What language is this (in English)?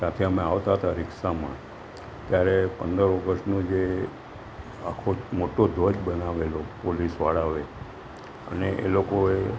Gujarati